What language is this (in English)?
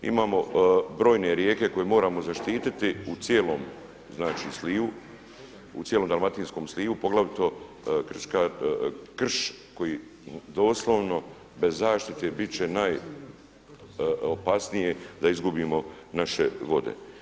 Croatian